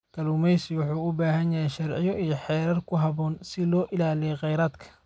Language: Somali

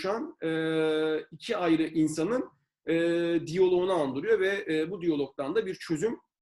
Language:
Turkish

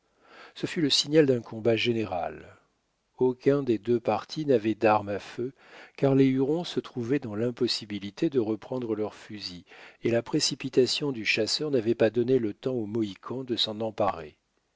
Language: French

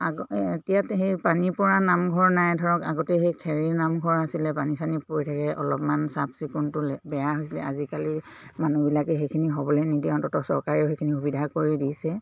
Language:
Assamese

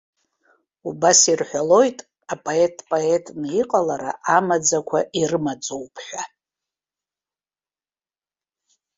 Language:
Abkhazian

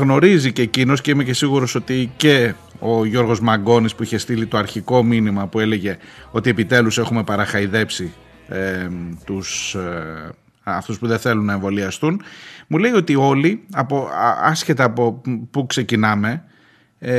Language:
Greek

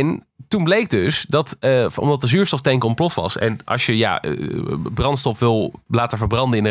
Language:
Dutch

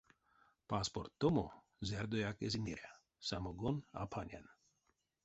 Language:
Erzya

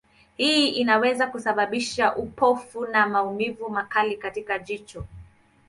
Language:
Swahili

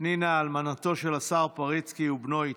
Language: Hebrew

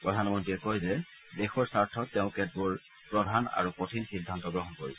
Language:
Assamese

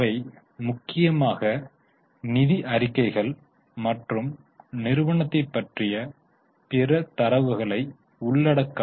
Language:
Tamil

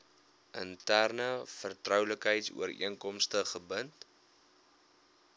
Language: Afrikaans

